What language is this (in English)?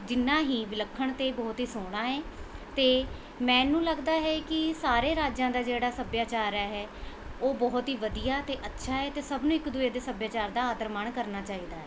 Punjabi